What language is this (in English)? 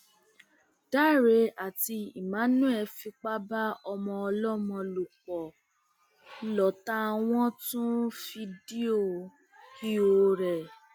Yoruba